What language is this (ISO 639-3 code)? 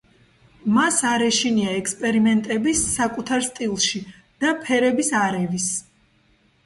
kat